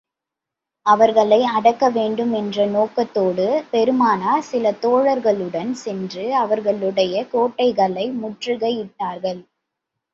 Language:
Tamil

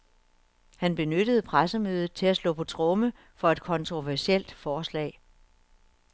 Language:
Danish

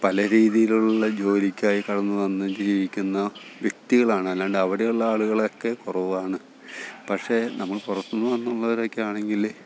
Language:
Malayalam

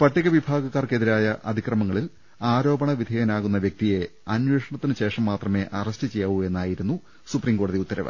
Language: Malayalam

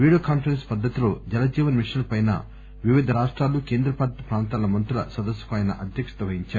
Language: Telugu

